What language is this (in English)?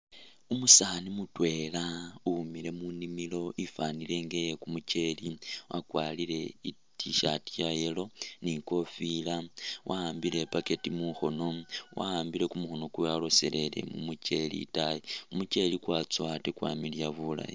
Masaaba